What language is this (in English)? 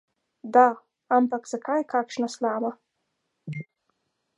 Slovenian